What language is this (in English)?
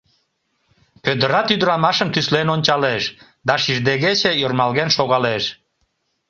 Mari